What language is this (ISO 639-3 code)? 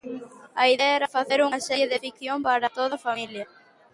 glg